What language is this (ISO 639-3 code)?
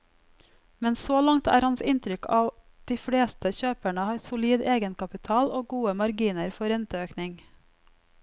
nor